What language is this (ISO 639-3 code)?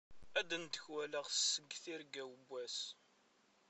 kab